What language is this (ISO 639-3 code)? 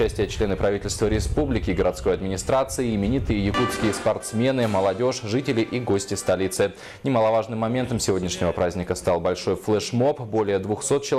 rus